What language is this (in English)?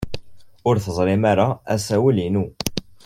Kabyle